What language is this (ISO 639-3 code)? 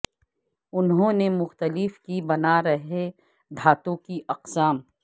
urd